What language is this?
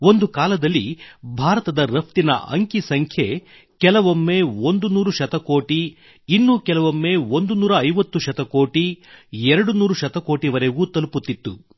Kannada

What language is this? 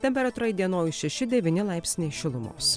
Lithuanian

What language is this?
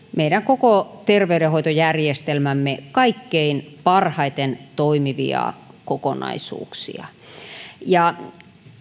Finnish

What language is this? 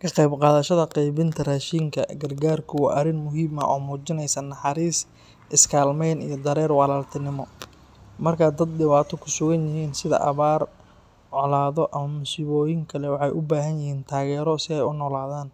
Somali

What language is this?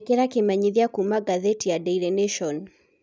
Kikuyu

